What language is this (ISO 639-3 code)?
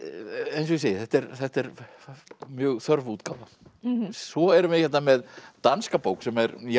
isl